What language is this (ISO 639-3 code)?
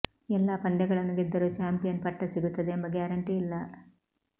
kan